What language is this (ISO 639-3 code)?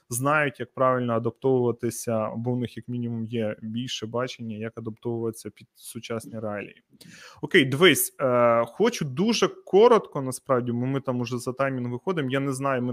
ukr